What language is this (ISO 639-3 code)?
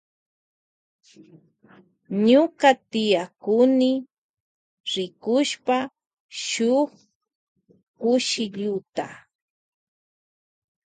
qvj